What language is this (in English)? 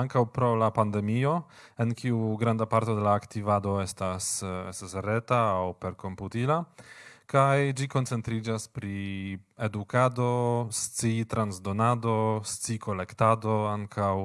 Polish